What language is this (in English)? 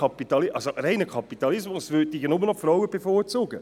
Swiss German